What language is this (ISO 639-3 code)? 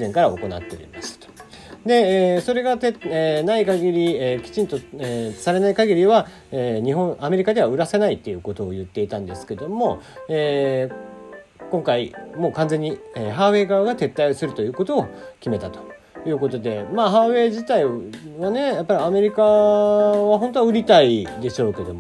jpn